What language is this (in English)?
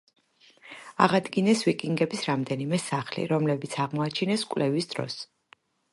Georgian